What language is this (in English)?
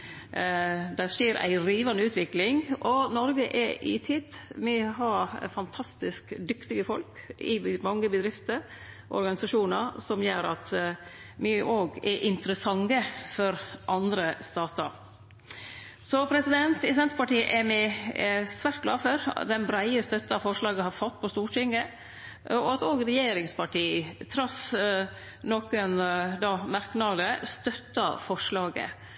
Norwegian Nynorsk